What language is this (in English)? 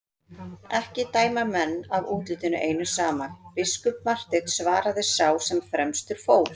Icelandic